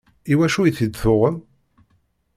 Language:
Kabyle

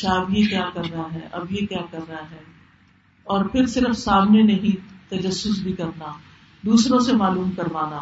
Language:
Urdu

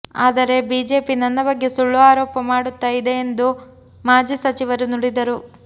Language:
Kannada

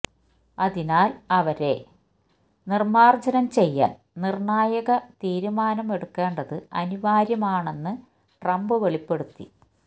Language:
Malayalam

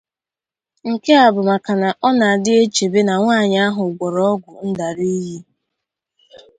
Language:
Igbo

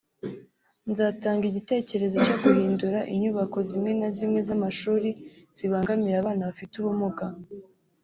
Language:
Kinyarwanda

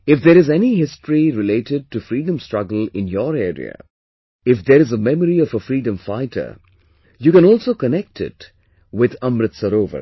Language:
English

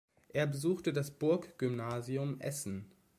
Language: German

